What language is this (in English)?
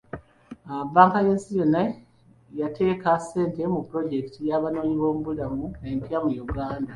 Ganda